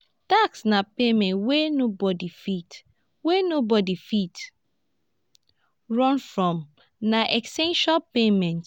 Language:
Nigerian Pidgin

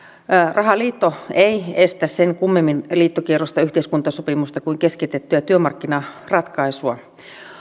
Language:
Finnish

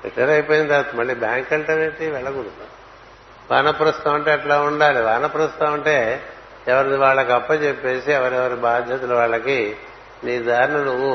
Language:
Telugu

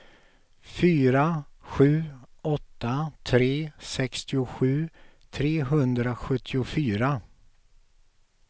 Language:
Swedish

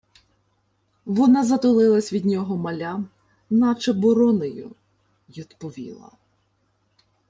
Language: Ukrainian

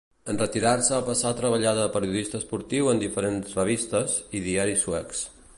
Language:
Catalan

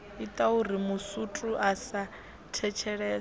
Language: Venda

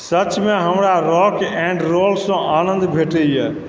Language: Maithili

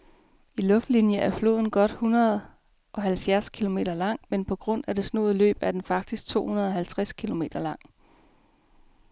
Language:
Danish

